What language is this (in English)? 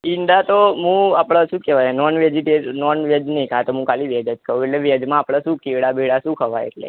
Gujarati